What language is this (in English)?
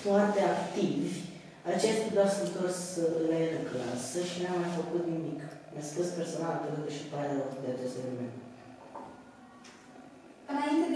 Romanian